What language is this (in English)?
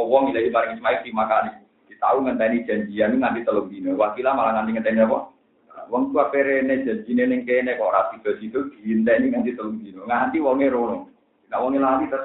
Indonesian